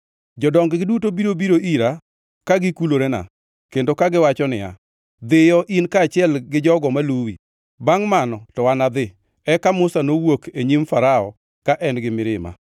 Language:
Luo (Kenya and Tanzania)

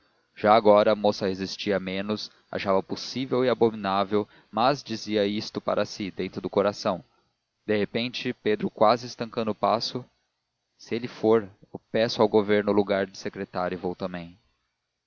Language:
Portuguese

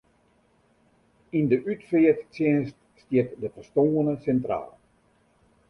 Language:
Western Frisian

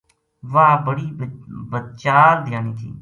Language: Gujari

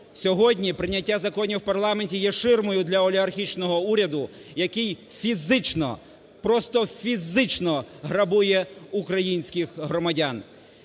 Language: Ukrainian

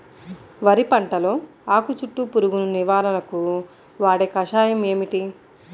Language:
Telugu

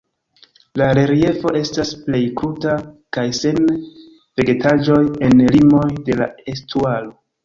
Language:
Esperanto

